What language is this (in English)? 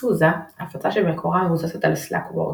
Hebrew